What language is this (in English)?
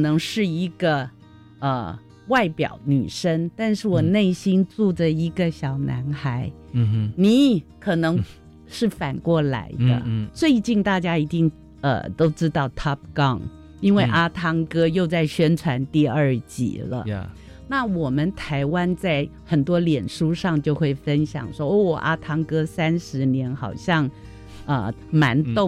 Chinese